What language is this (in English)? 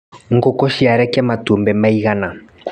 Kikuyu